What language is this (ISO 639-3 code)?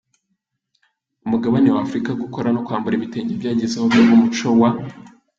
kin